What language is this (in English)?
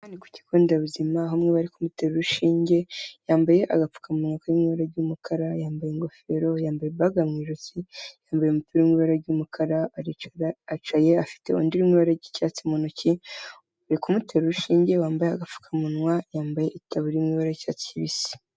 Kinyarwanda